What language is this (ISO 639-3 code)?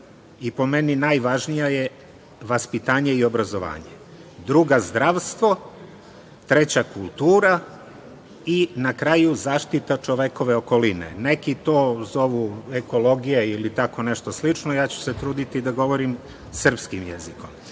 srp